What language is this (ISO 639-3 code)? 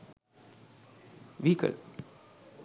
sin